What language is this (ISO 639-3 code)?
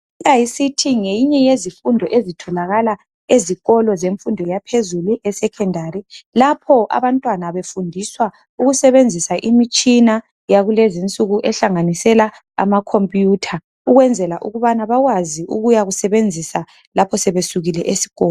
nde